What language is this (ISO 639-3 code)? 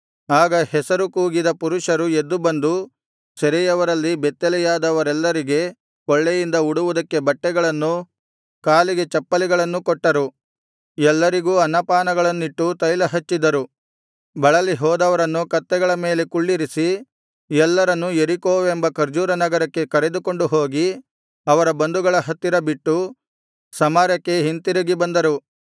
kan